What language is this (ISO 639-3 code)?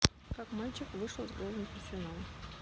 rus